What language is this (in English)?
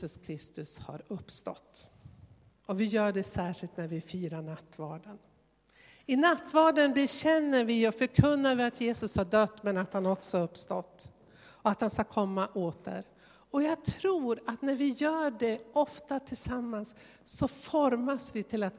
Swedish